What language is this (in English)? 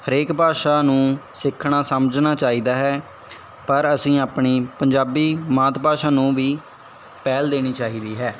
Punjabi